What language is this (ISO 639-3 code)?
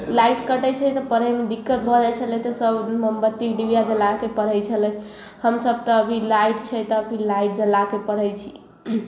mai